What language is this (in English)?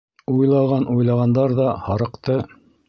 Bashkir